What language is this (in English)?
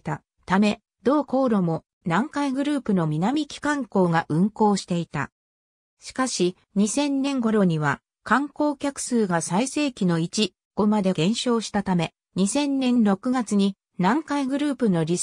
Japanese